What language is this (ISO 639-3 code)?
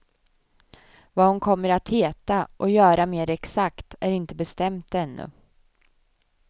swe